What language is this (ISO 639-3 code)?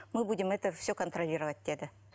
kaz